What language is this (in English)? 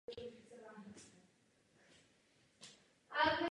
Czech